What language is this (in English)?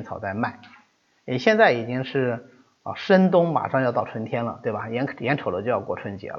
Chinese